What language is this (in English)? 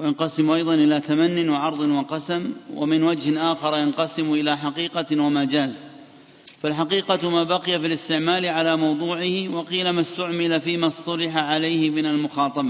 Arabic